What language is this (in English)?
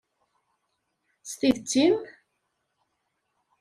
Kabyle